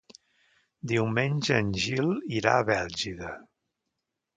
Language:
Catalan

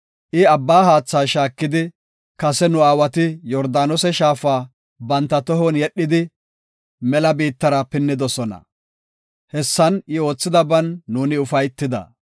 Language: Gofa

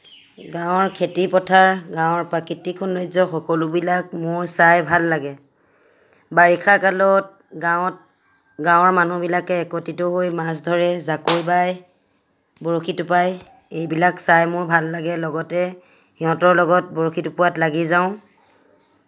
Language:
Assamese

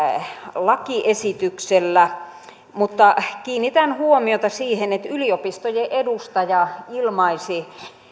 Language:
Finnish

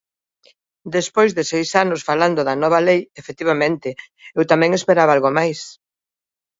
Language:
Galician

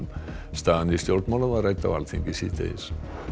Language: Icelandic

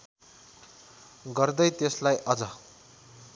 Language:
Nepali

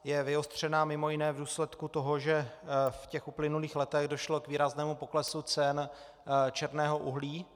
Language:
Czech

